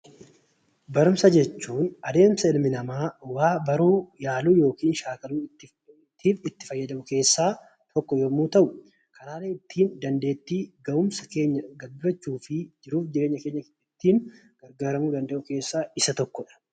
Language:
Oromo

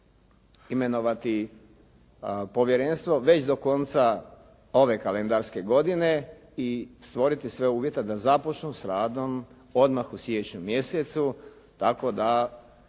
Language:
Croatian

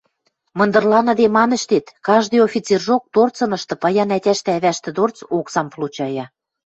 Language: Western Mari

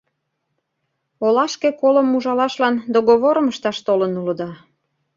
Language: Mari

